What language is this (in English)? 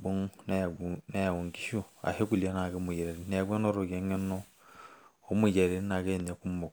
Masai